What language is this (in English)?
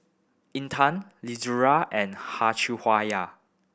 English